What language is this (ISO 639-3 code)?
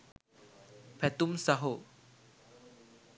sin